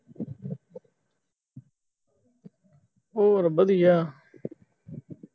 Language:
Punjabi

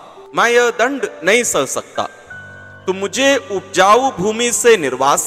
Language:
Hindi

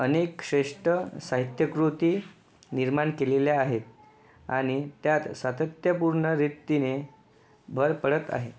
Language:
Marathi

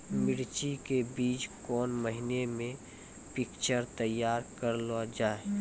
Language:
Maithili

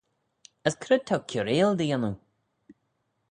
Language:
Manx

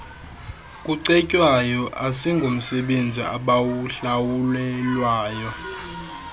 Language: Xhosa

